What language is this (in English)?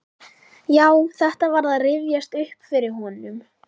Icelandic